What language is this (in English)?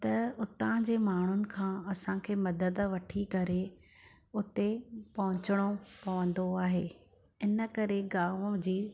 Sindhi